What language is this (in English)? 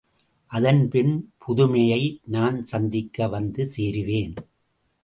Tamil